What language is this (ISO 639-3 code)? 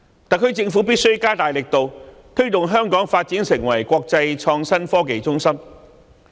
yue